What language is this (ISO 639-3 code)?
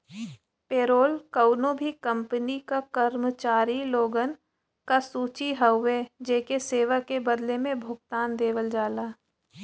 bho